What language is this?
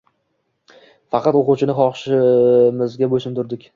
Uzbek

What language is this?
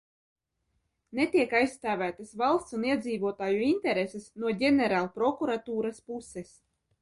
Latvian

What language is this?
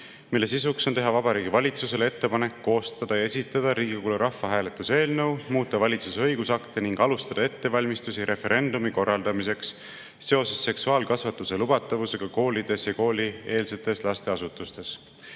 Estonian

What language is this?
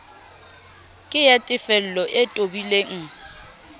Southern Sotho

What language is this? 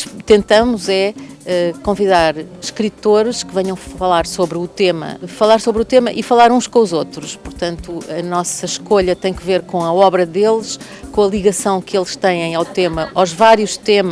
Portuguese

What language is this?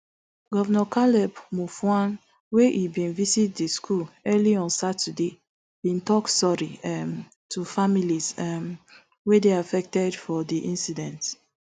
Nigerian Pidgin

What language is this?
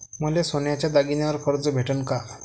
Marathi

